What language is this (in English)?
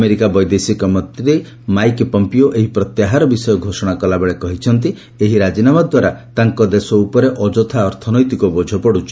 Odia